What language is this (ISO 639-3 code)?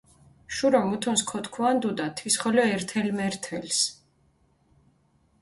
xmf